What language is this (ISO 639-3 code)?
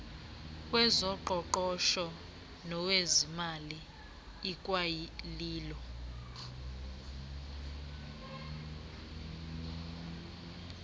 xho